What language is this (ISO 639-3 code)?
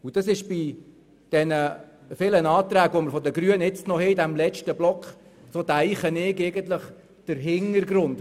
gsw